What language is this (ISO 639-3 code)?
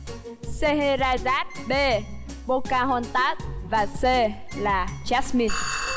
vie